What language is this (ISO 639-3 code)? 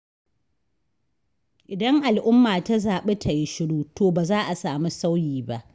hau